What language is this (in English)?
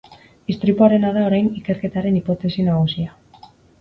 Basque